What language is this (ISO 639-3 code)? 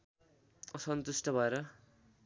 nep